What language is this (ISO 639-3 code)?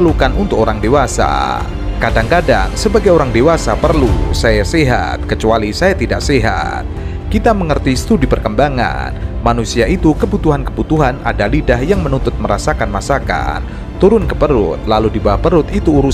ind